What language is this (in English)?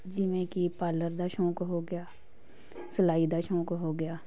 Punjabi